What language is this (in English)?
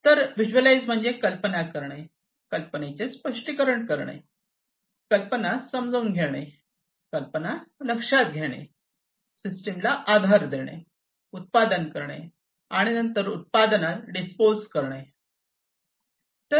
Marathi